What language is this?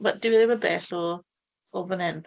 Welsh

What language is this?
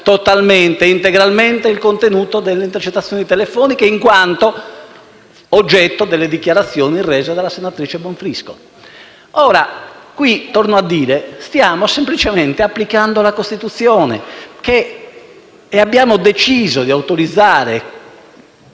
Italian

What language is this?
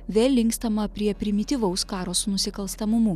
Lithuanian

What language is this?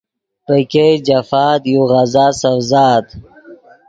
Yidgha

